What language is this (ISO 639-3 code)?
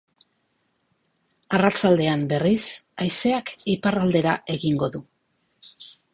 eus